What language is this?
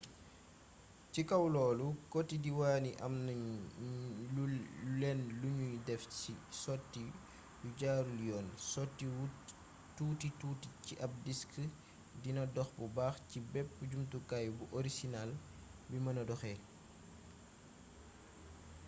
Wolof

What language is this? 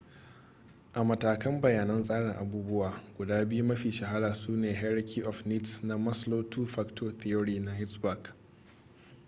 Hausa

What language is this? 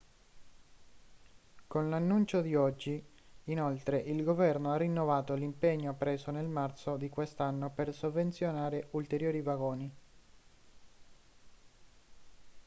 Italian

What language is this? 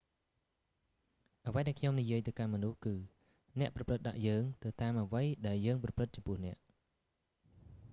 Khmer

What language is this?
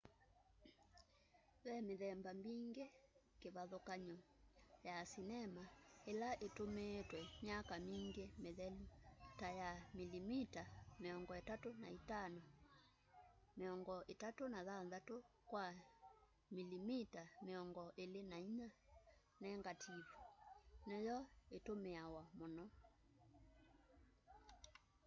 Kamba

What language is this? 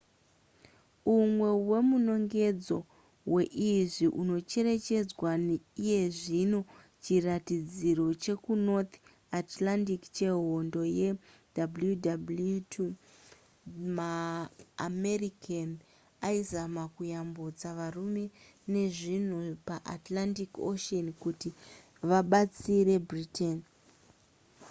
Shona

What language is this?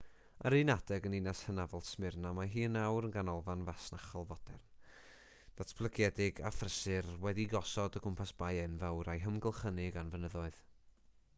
Welsh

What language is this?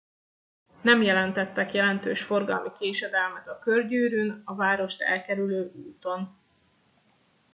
Hungarian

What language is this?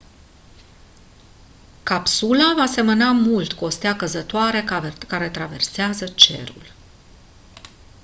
Romanian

